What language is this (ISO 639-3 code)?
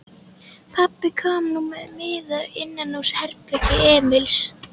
isl